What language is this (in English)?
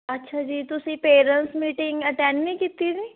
Punjabi